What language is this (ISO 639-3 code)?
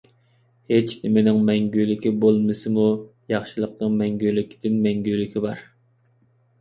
uig